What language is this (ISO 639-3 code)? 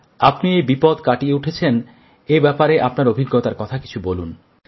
ben